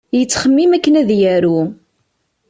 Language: Kabyle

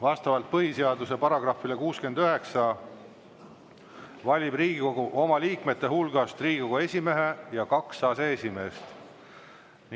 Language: Estonian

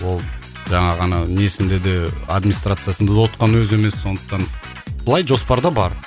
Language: Kazakh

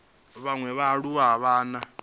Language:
Venda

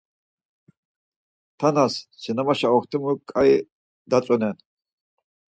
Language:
Laz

